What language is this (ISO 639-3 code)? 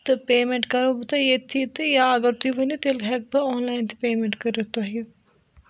kas